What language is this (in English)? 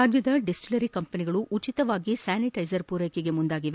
Kannada